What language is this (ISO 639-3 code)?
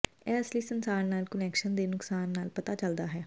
pan